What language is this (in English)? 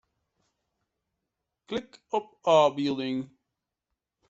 Western Frisian